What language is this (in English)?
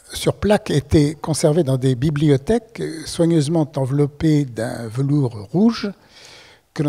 French